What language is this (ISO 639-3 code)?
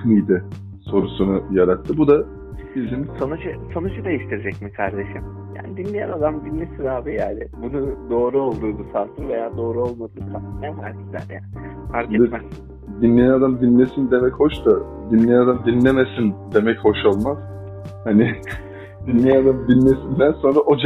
tur